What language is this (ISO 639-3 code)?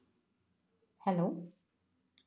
mal